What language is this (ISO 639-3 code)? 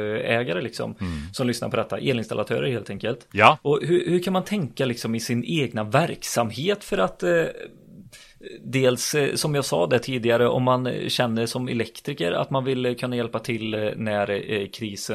swe